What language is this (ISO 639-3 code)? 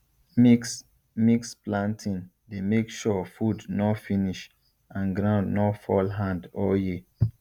pcm